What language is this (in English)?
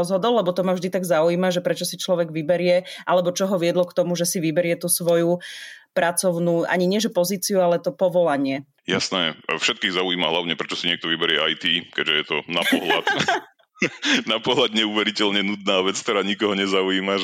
Slovak